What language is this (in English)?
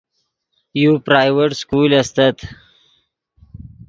Yidgha